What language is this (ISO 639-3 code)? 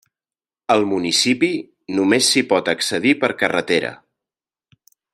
cat